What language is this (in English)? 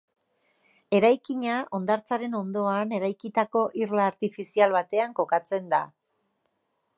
Basque